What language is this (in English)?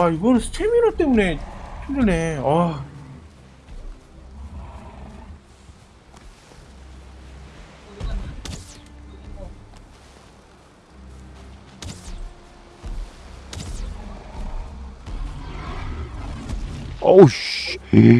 Korean